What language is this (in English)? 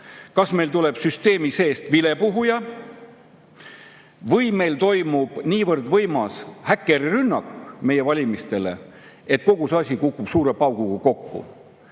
Estonian